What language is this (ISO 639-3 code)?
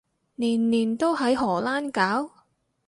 yue